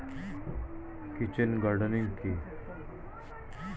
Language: Bangla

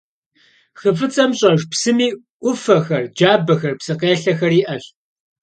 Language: Kabardian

